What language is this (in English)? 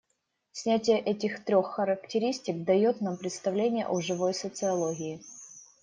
Russian